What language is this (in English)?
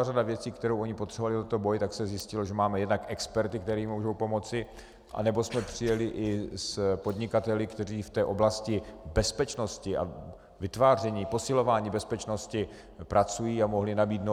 Czech